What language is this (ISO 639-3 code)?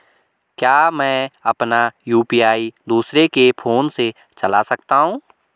hin